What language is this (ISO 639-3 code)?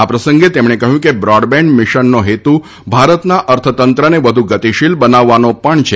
guj